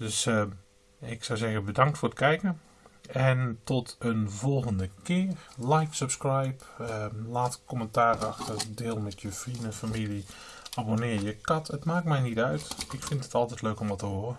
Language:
Dutch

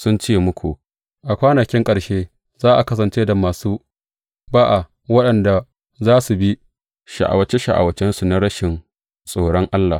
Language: Hausa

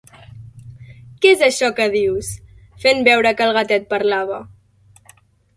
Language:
Catalan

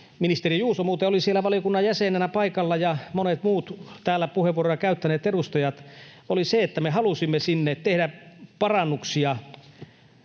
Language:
Finnish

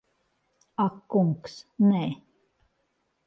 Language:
Latvian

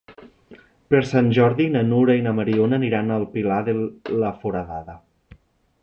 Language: Catalan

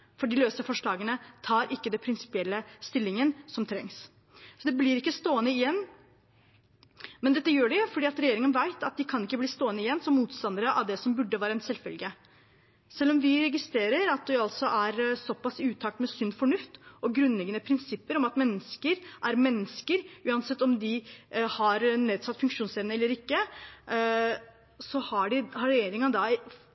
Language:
Norwegian Bokmål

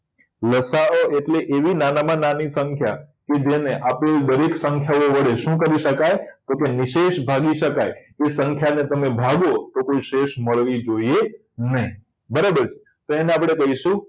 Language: Gujarati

